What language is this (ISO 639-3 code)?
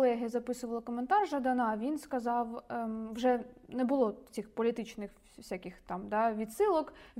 ukr